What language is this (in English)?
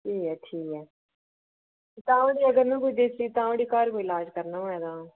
Dogri